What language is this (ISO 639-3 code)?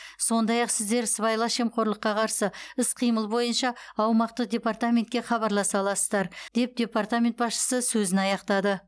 kaz